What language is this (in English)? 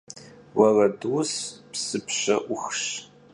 Kabardian